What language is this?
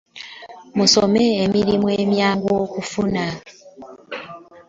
Ganda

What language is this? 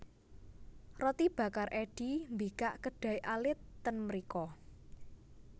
Javanese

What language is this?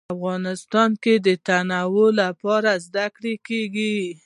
Pashto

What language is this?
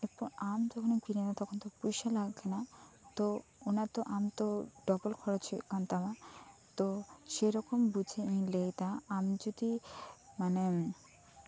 Santali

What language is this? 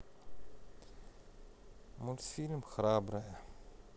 Russian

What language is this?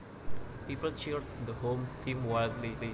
Javanese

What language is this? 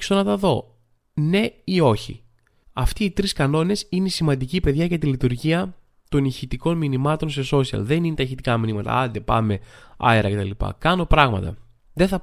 Greek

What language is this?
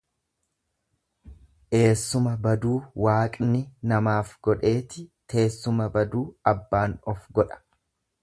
Oromo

